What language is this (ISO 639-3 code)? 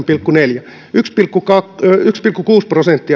fin